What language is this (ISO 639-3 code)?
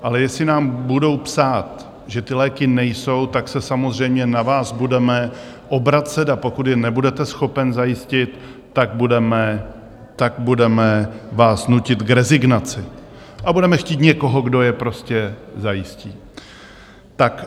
ces